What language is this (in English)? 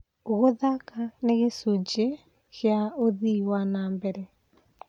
Kikuyu